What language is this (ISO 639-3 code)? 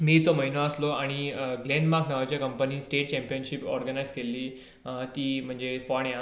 kok